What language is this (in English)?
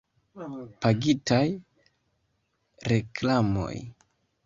Esperanto